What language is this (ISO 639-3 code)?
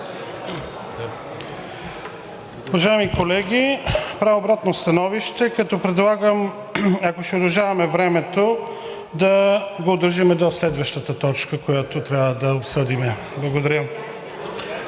bul